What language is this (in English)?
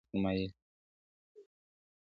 Pashto